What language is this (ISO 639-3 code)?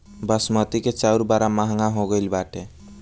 bho